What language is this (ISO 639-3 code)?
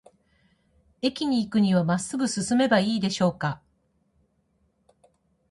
jpn